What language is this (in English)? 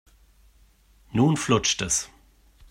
German